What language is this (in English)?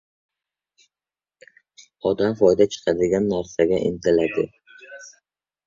Uzbek